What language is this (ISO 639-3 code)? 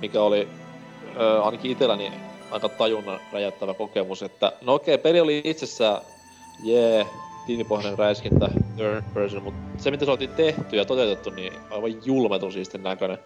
fin